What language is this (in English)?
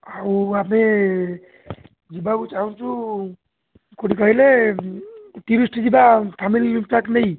Odia